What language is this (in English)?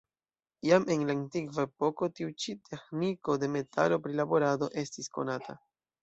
Esperanto